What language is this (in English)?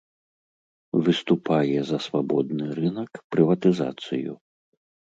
Belarusian